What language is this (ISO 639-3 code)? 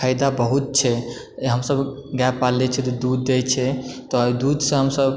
mai